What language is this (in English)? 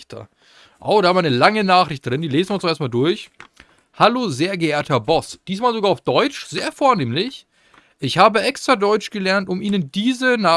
German